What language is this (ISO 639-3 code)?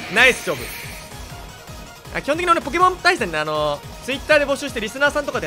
jpn